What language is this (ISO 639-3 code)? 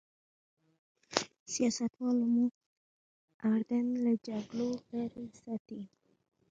pus